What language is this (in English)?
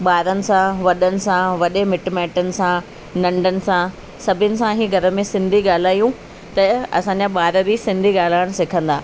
Sindhi